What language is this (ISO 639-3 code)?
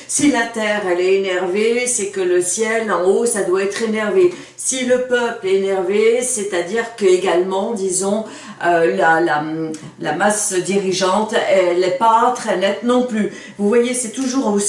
fra